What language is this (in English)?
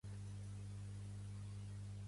Catalan